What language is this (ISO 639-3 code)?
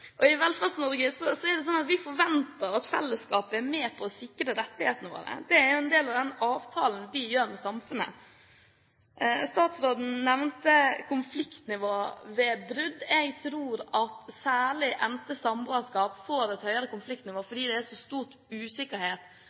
nob